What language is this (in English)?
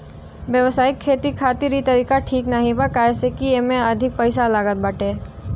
Bhojpuri